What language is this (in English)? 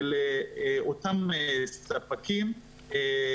Hebrew